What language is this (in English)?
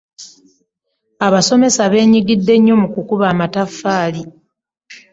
Ganda